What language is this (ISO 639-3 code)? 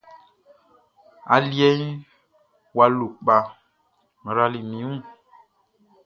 bci